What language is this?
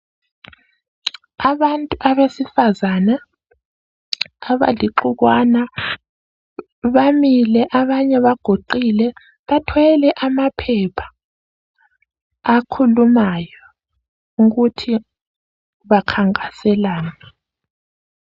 North Ndebele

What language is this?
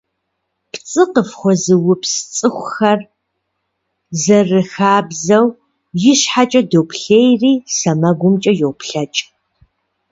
Kabardian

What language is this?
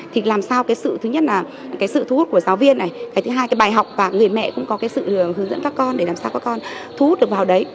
Vietnamese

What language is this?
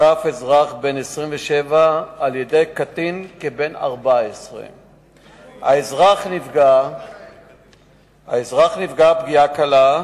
Hebrew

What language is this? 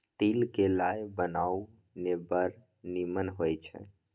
Maithili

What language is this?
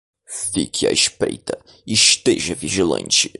Portuguese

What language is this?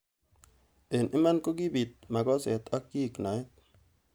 Kalenjin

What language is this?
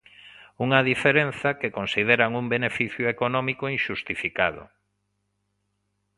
Galician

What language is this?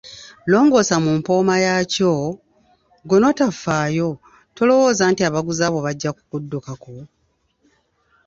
Ganda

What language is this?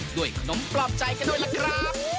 Thai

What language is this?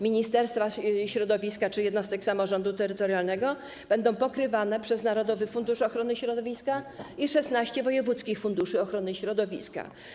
Polish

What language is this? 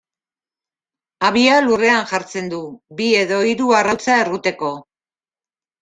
Basque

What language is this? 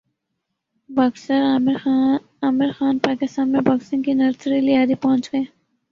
Urdu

